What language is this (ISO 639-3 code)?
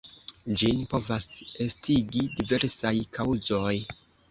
epo